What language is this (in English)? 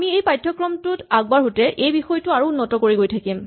Assamese